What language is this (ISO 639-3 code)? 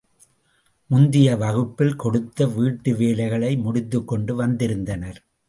tam